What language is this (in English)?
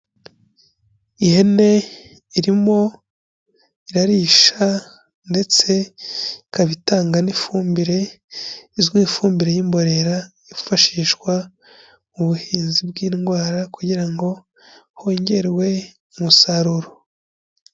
Kinyarwanda